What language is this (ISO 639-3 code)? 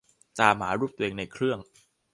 tha